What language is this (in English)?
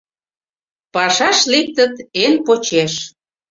Mari